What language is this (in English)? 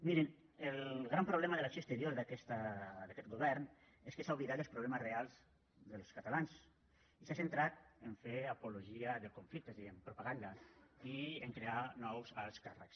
Catalan